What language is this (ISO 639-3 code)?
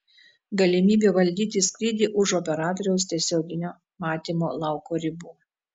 lit